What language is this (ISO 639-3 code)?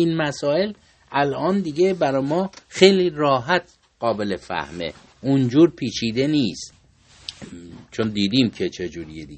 fas